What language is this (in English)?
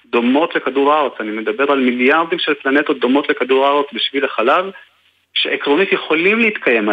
Hebrew